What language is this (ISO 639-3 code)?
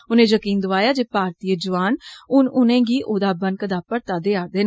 doi